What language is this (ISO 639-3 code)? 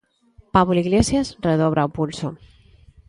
glg